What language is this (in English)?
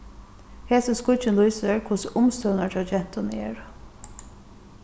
Faroese